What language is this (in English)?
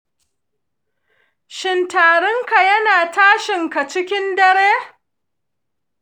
Hausa